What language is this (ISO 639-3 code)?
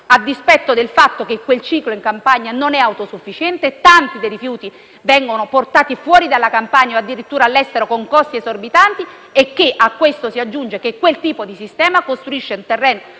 ita